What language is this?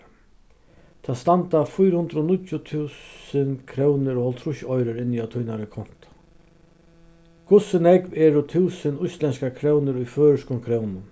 Faroese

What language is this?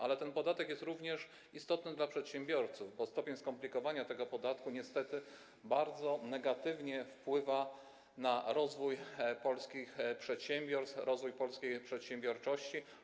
Polish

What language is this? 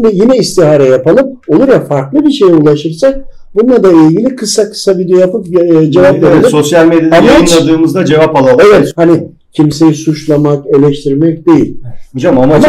Turkish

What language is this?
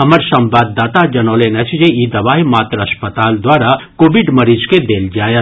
Maithili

